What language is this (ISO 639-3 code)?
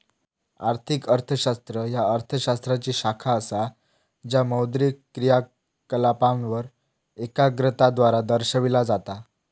mar